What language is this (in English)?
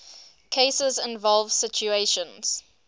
English